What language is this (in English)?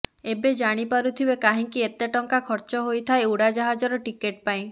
Odia